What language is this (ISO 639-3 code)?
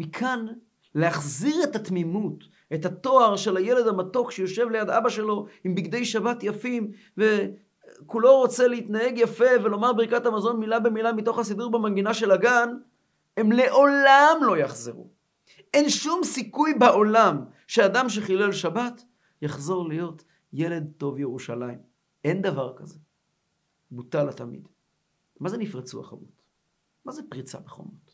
heb